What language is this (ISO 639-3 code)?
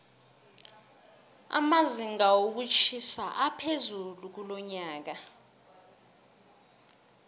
nbl